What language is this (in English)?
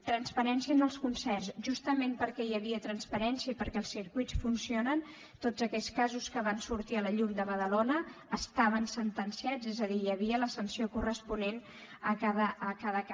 Catalan